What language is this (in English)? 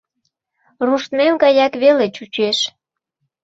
Mari